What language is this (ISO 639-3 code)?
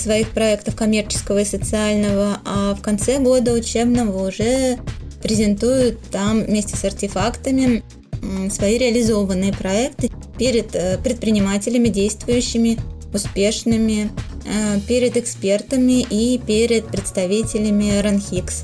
rus